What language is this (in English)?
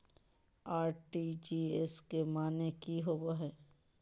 Magahi